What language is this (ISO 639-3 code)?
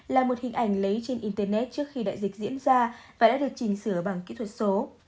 vie